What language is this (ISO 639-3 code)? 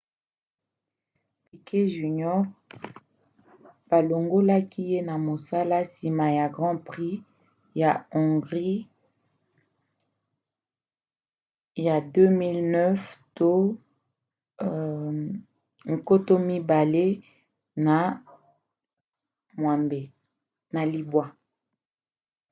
lin